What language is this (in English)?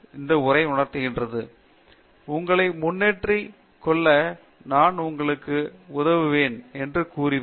Tamil